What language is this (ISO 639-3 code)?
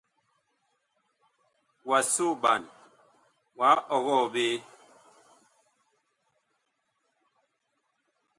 bkh